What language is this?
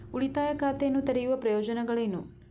Kannada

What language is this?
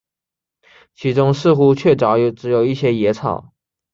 Chinese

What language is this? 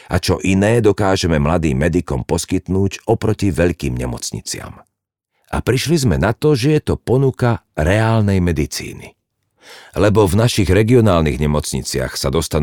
Slovak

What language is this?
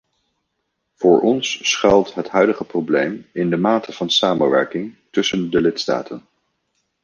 Dutch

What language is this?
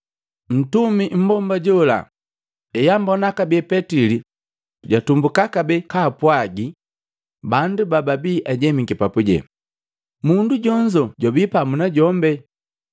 Matengo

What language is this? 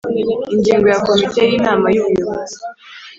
Kinyarwanda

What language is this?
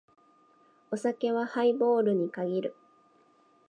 Japanese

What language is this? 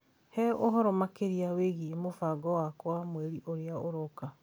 Kikuyu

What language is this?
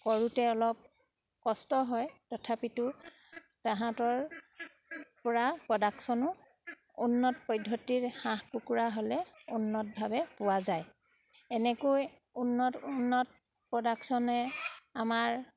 Assamese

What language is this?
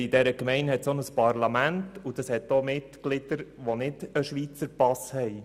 Swiss German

